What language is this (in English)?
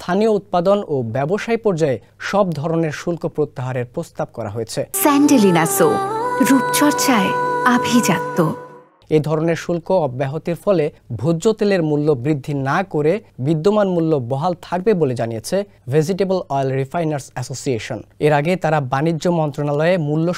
Italian